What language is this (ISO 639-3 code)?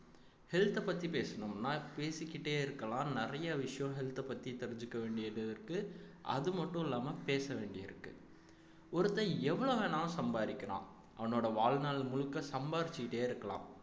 tam